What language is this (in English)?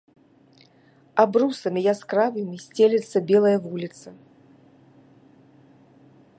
Belarusian